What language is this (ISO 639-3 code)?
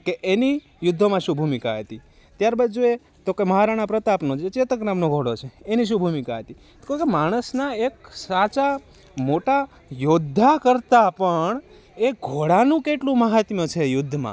guj